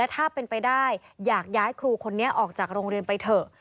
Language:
Thai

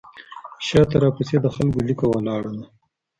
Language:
Pashto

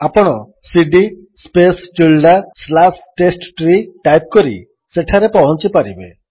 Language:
Odia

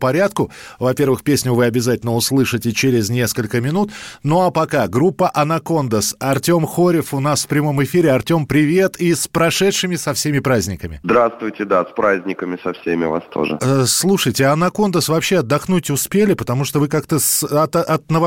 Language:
Russian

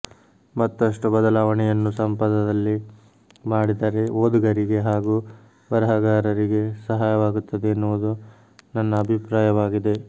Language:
Kannada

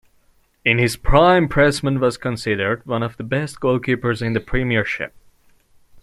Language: English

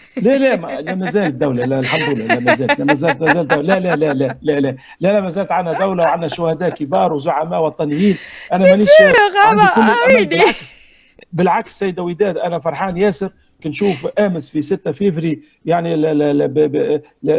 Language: Arabic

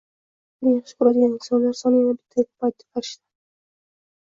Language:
Uzbek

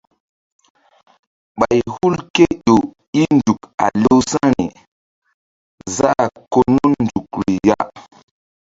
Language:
Mbum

